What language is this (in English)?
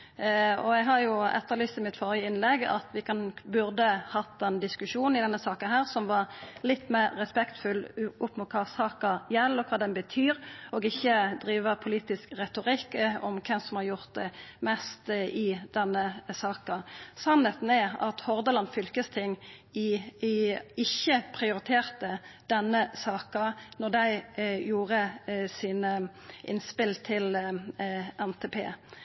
Norwegian Nynorsk